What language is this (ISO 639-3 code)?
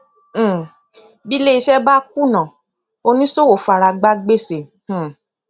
yor